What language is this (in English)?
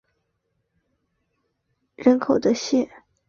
Chinese